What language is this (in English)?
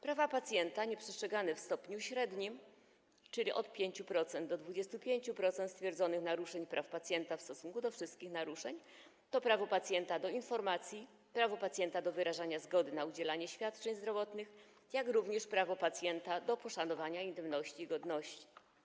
Polish